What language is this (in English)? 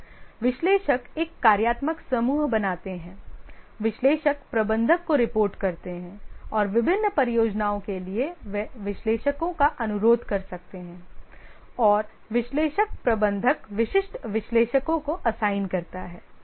Hindi